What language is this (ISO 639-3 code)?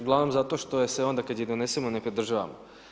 hrv